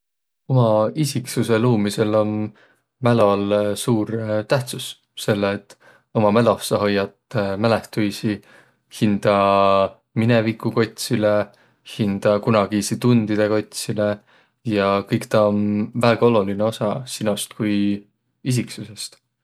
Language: Võro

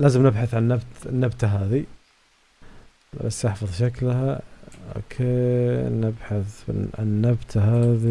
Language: Arabic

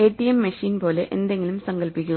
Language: Malayalam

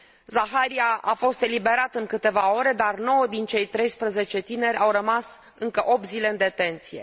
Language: Romanian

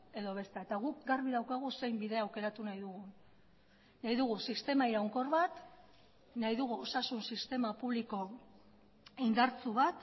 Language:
Basque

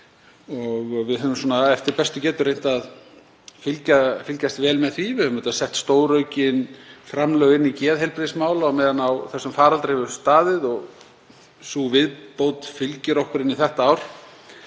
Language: Icelandic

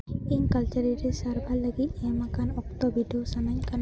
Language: Santali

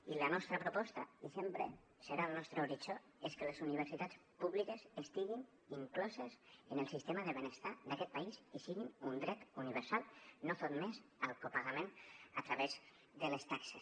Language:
Catalan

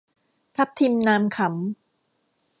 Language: Thai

